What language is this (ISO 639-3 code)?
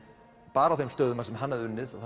isl